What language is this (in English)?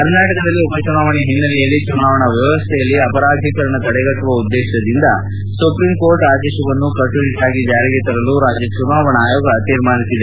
Kannada